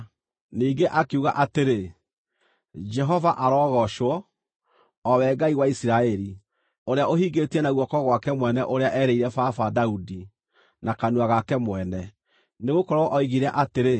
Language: Kikuyu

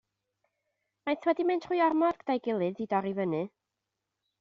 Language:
Welsh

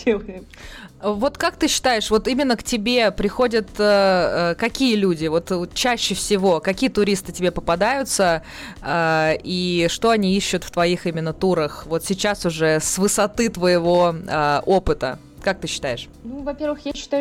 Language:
Russian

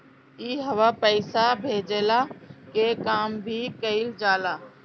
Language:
Bhojpuri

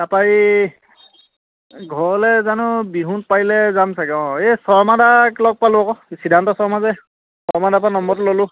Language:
Assamese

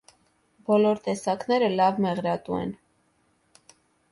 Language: Armenian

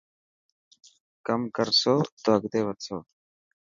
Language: Dhatki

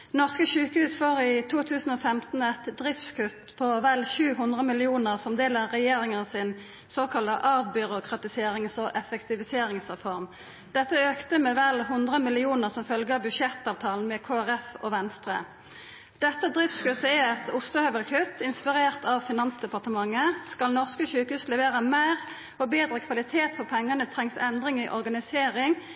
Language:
Norwegian Nynorsk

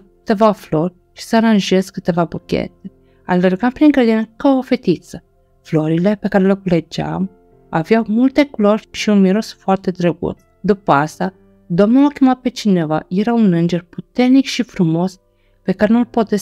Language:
Romanian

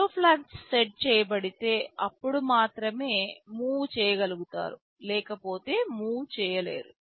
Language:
Telugu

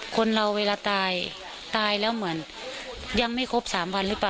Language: Thai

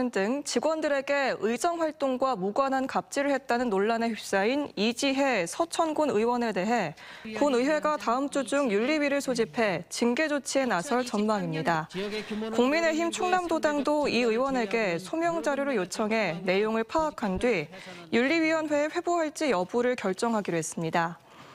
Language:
Korean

